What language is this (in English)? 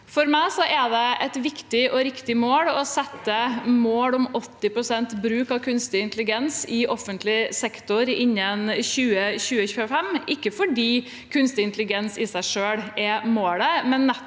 Norwegian